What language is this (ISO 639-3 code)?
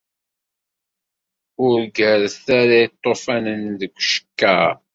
kab